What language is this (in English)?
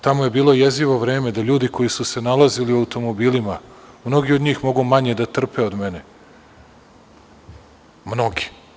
Serbian